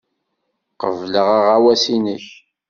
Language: Kabyle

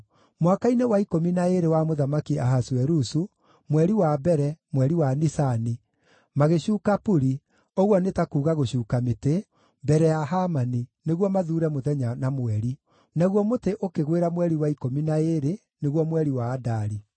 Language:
Kikuyu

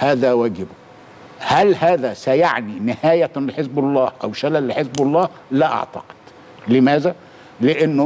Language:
Arabic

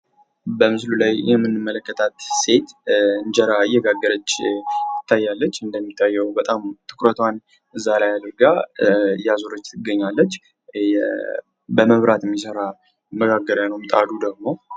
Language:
Amharic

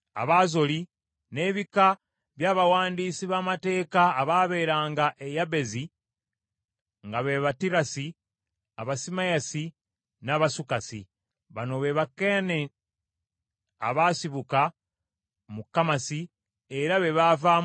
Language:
Ganda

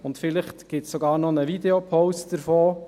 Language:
Swiss German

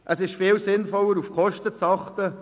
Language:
Swiss German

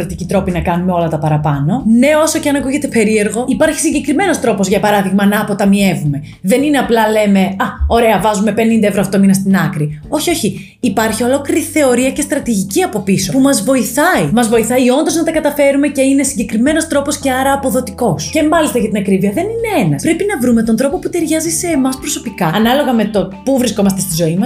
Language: Greek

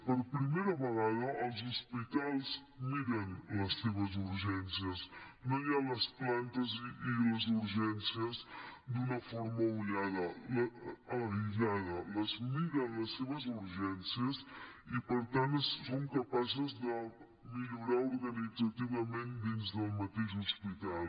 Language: Catalan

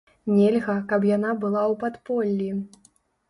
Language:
Belarusian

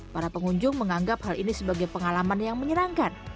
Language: Indonesian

